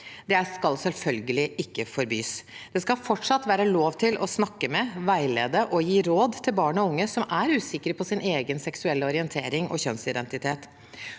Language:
Norwegian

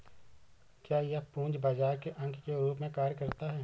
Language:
Hindi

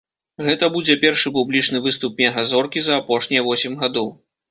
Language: Belarusian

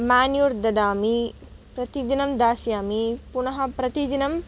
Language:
Sanskrit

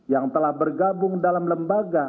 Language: Indonesian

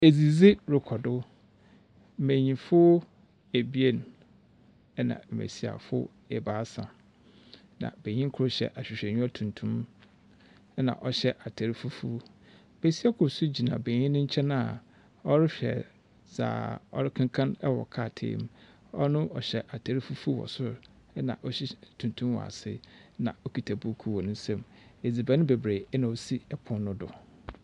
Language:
Akan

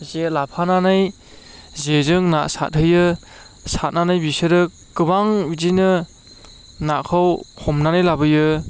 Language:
Bodo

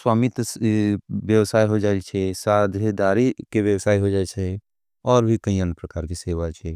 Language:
Angika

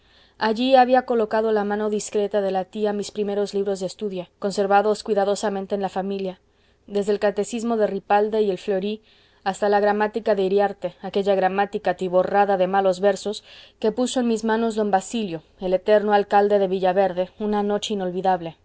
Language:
Spanish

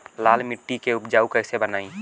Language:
Bhojpuri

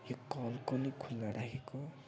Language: Nepali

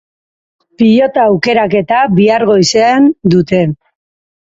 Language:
Basque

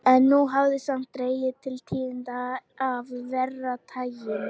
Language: Icelandic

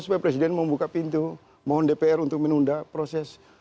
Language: Indonesian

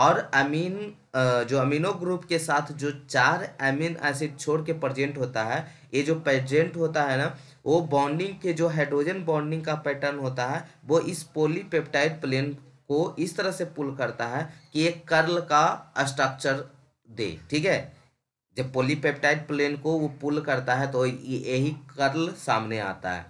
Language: Hindi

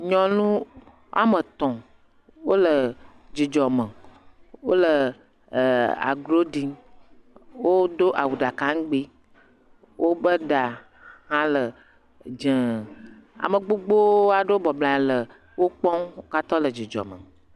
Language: Ewe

